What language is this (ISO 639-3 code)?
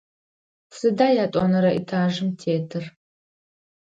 ady